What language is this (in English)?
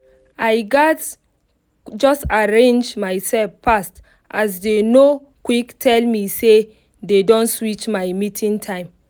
Nigerian Pidgin